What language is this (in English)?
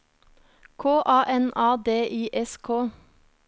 Norwegian